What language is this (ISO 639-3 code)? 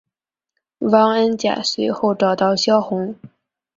zho